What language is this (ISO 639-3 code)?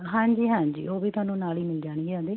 pan